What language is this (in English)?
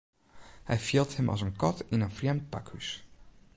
Western Frisian